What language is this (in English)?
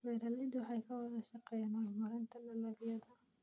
Somali